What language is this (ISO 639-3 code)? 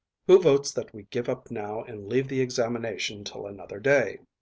eng